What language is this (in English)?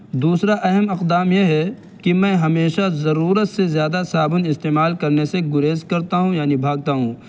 Urdu